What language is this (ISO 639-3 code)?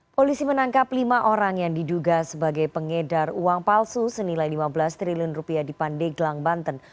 ind